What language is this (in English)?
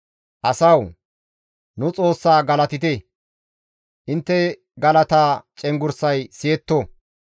Gamo